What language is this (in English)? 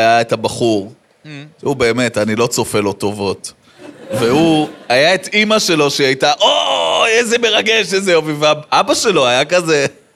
Hebrew